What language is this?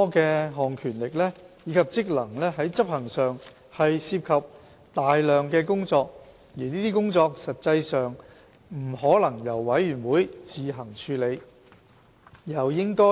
Cantonese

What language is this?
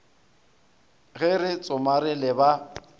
Northern Sotho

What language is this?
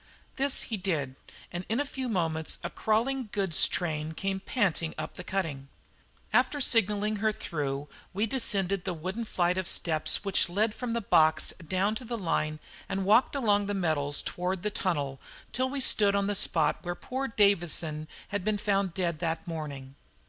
English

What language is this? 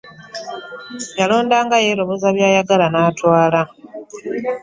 Ganda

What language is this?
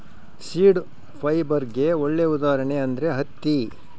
Kannada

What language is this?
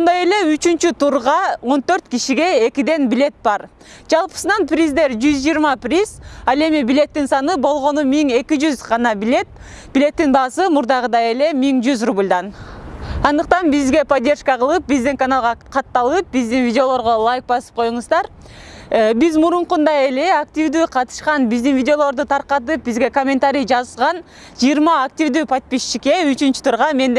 Turkish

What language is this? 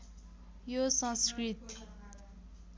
Nepali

